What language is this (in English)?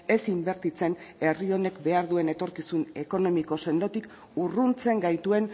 Basque